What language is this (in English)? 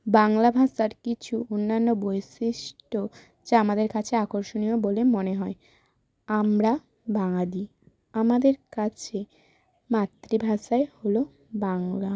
Bangla